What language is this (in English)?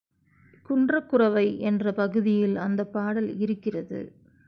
Tamil